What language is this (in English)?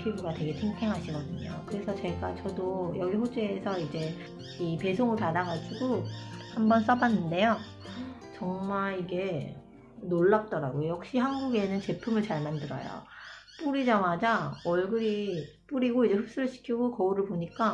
Korean